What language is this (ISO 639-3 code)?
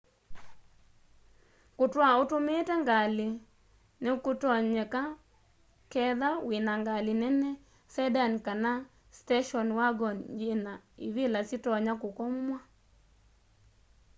kam